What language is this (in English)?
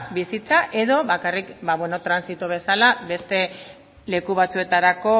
Basque